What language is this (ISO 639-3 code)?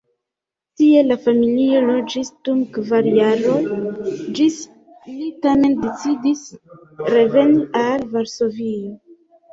epo